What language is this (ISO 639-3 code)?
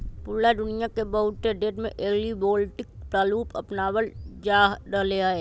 mag